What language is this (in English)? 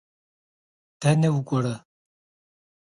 Kabardian